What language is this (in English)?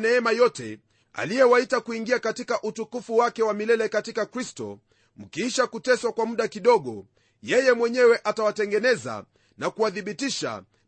Swahili